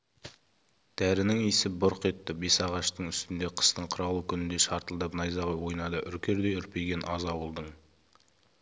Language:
Kazakh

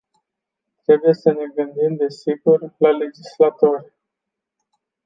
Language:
Romanian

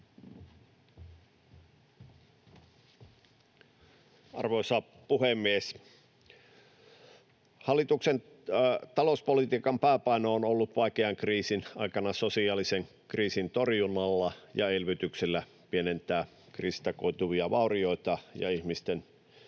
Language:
Finnish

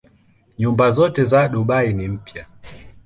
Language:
Swahili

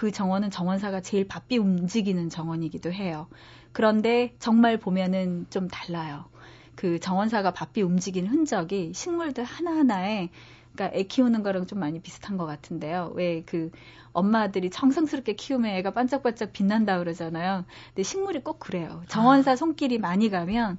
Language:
Korean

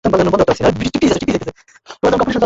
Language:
Bangla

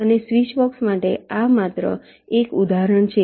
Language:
Gujarati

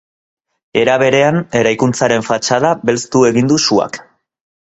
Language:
Basque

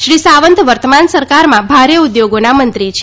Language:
Gujarati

